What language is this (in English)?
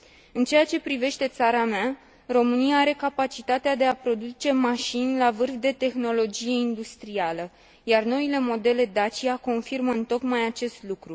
Romanian